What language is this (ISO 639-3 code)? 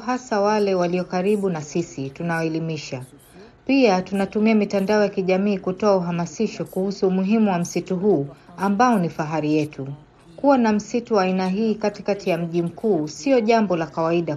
swa